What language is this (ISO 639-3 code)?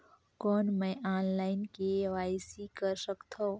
hne